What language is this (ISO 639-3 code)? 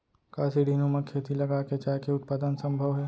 hne